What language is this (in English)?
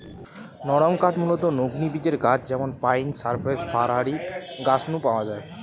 Bangla